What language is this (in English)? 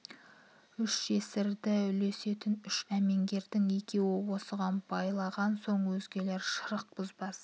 Kazakh